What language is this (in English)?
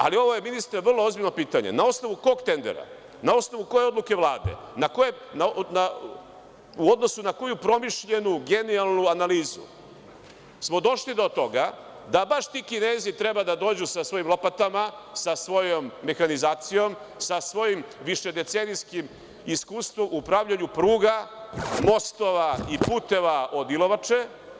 Serbian